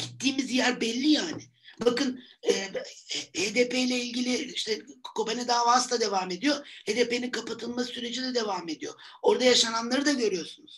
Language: Turkish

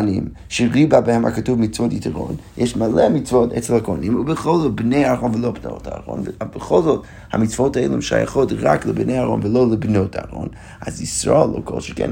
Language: Hebrew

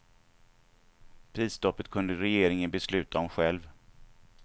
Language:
Swedish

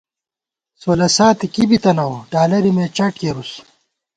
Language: Gawar-Bati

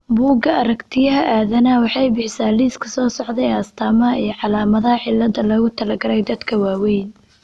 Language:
Somali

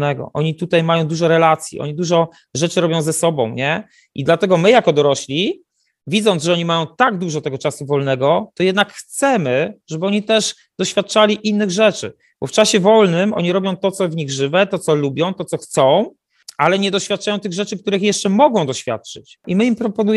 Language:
Polish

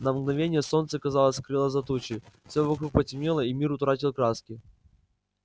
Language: Russian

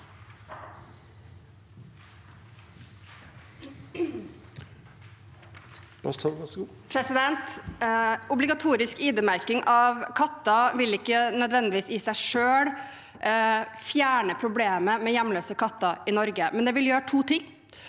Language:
Norwegian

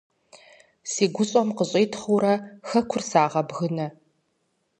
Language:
Kabardian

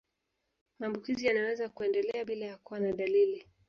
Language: Swahili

